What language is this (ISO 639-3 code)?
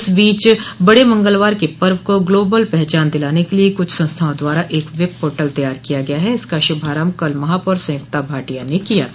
hin